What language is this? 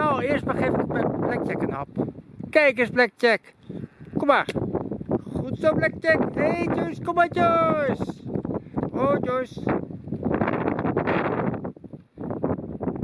Dutch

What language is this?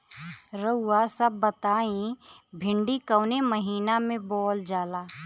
Bhojpuri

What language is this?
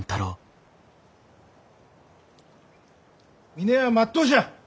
Japanese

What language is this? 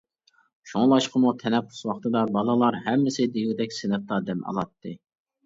Uyghur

